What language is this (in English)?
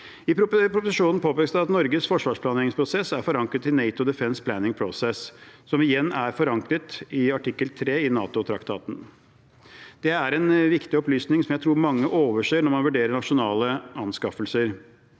Norwegian